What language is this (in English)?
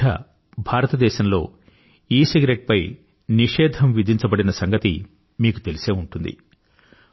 Telugu